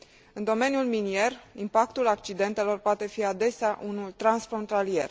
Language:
Romanian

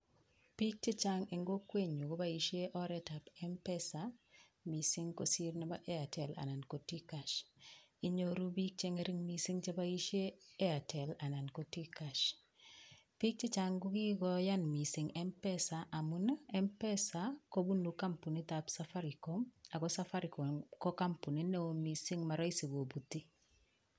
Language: Kalenjin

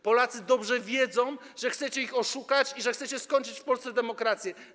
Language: Polish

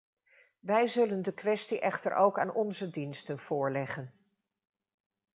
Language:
Dutch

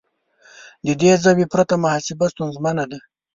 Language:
Pashto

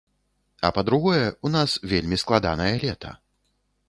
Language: Belarusian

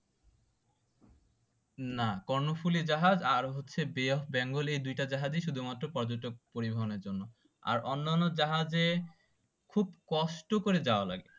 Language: Bangla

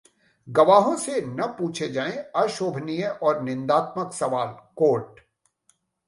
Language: Hindi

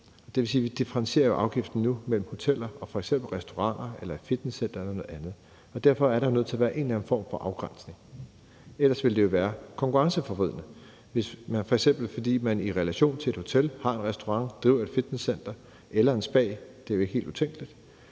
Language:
Danish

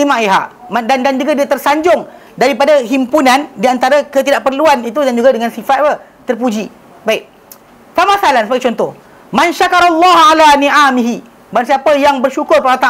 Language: Malay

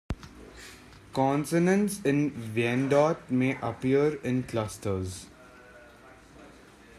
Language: English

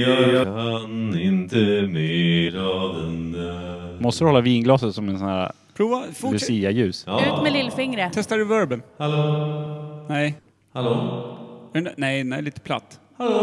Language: Swedish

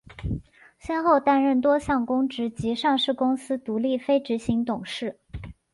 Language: Chinese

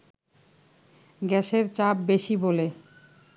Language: Bangla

